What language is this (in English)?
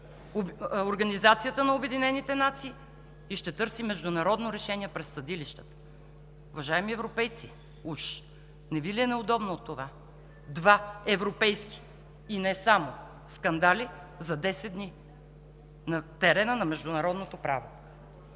Bulgarian